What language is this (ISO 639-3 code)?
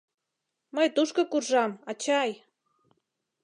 chm